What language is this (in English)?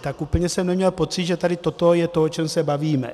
Czech